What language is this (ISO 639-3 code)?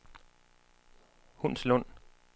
dan